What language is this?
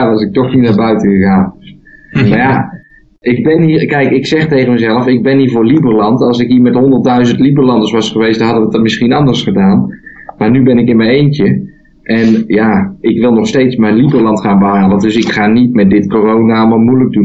Dutch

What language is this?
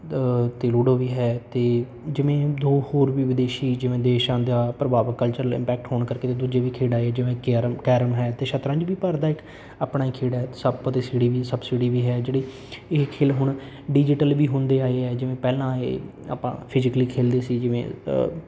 Punjabi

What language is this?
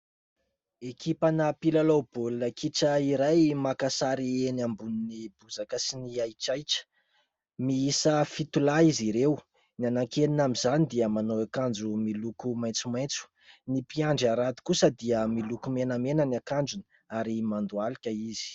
Malagasy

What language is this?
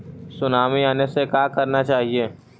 Magahi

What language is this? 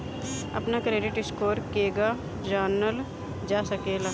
Bhojpuri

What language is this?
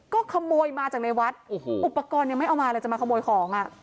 Thai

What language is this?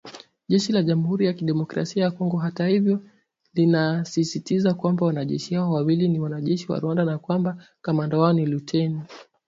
Swahili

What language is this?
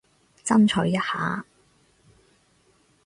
Cantonese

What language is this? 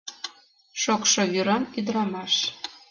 Mari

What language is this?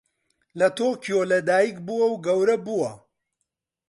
Central Kurdish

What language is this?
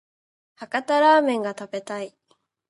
Japanese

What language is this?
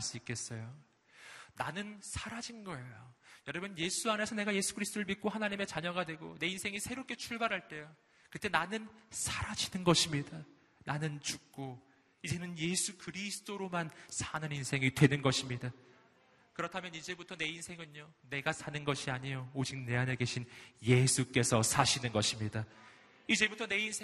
Korean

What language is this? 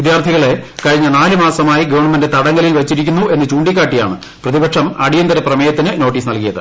Malayalam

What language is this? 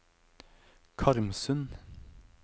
Norwegian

